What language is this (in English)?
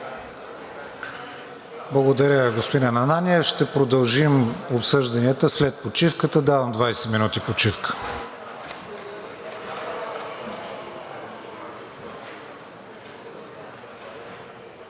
Bulgarian